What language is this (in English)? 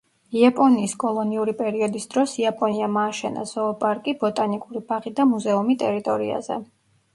Georgian